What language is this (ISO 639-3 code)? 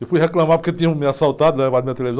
por